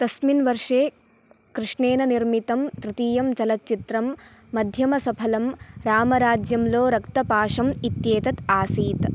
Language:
Sanskrit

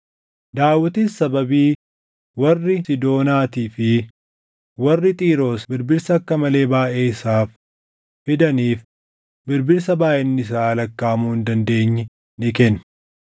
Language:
Oromo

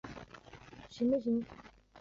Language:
Chinese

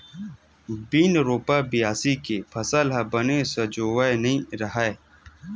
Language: Chhattisgarhi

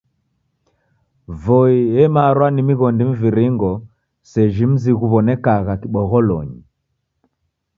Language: Taita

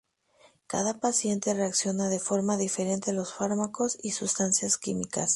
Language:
Spanish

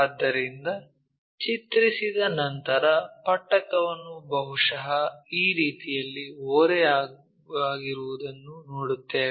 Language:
Kannada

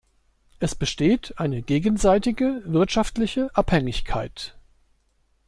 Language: German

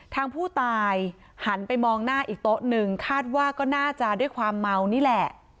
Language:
Thai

